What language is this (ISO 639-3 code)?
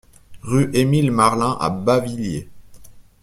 fra